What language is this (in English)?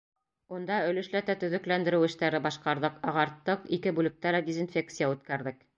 Bashkir